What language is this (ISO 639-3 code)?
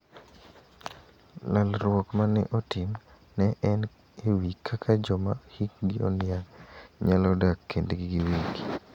luo